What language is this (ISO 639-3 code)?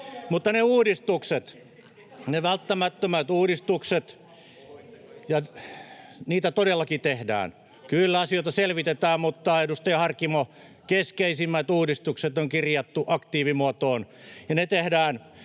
fin